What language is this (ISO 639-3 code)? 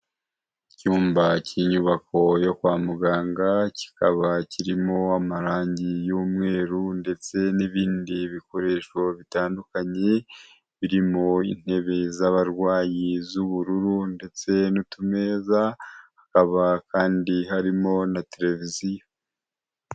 kin